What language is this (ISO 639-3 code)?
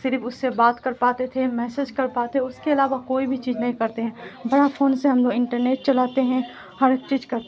urd